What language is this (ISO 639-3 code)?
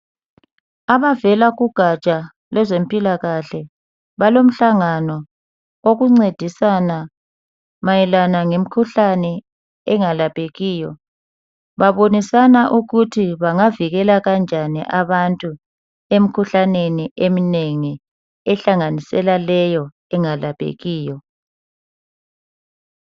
nde